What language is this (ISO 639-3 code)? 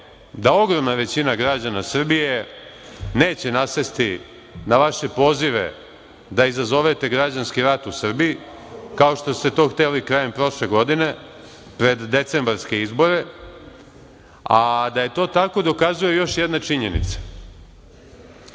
srp